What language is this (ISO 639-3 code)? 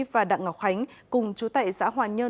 vie